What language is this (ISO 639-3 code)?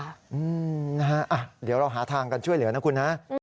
tha